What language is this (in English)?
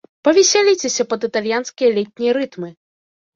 Belarusian